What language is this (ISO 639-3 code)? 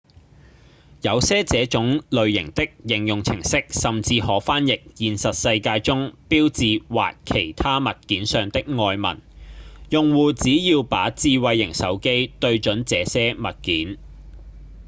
yue